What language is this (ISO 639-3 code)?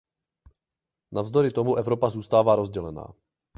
ces